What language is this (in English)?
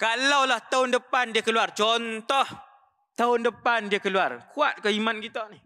Malay